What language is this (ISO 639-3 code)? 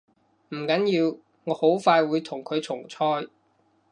yue